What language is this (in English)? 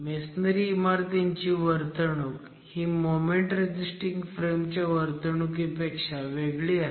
Marathi